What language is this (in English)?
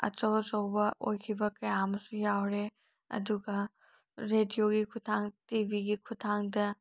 Manipuri